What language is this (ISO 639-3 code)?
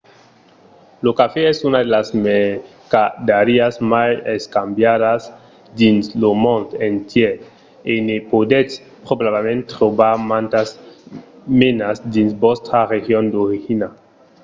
oci